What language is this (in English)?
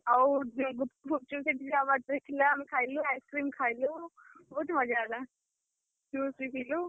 Odia